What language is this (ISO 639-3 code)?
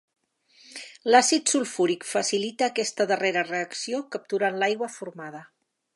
cat